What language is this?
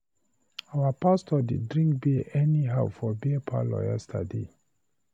Nigerian Pidgin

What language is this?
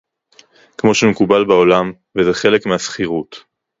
Hebrew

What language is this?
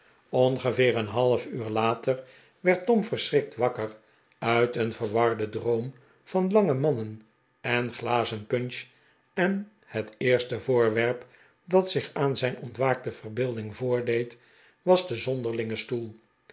Dutch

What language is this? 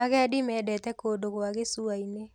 Kikuyu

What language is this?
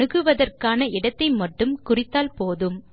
Tamil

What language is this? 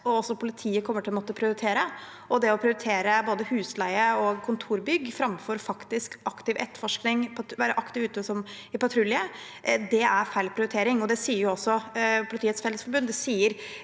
Norwegian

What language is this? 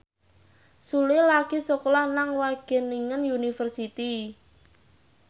Javanese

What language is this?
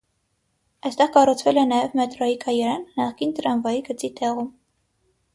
Armenian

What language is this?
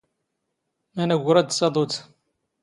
Standard Moroccan Tamazight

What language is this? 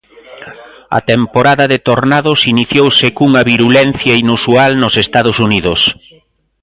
Galician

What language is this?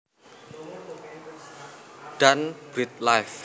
Javanese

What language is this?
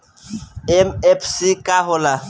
Bhojpuri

